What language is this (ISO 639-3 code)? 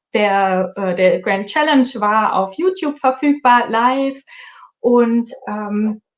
deu